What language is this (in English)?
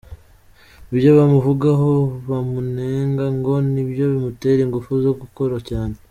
Kinyarwanda